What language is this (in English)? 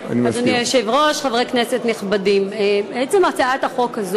Hebrew